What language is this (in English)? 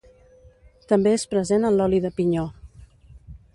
Catalan